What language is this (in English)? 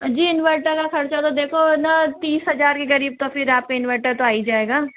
Hindi